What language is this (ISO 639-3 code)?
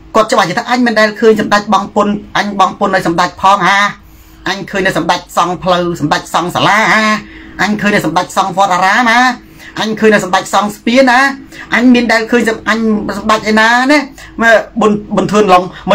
tha